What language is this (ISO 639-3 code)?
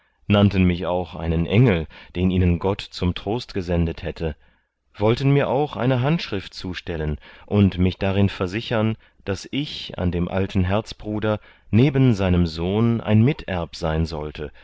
deu